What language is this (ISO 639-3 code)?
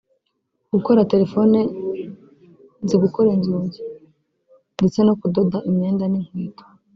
kin